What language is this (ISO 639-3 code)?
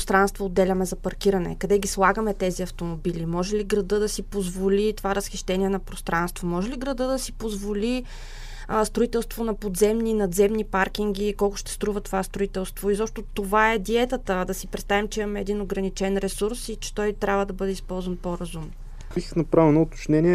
bul